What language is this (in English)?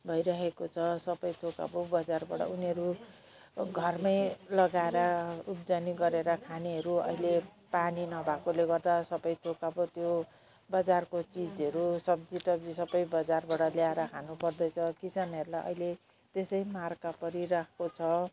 Nepali